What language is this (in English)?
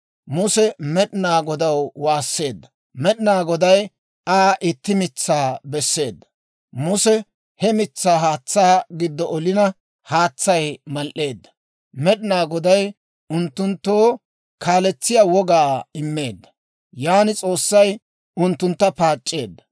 Dawro